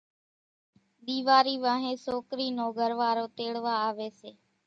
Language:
Kachi Koli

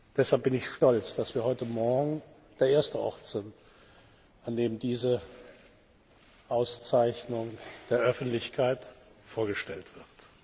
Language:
German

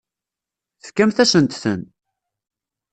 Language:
Kabyle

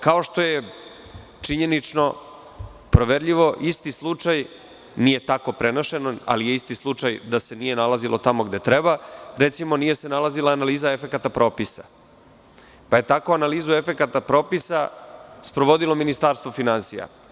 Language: Serbian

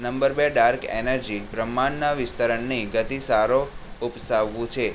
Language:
Gujarati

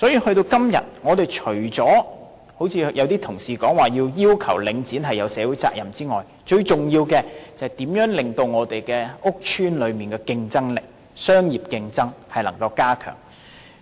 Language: Cantonese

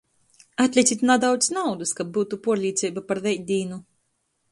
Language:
Latgalian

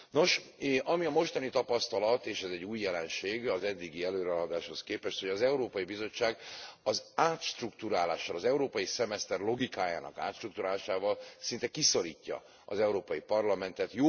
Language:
Hungarian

